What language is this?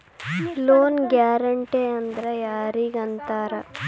Kannada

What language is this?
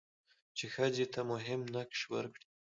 Pashto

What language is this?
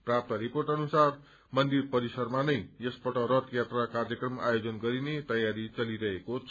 Nepali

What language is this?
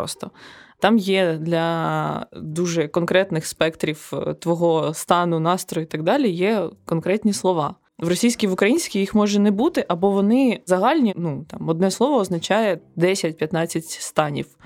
Ukrainian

